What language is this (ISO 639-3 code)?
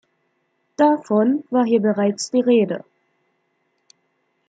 deu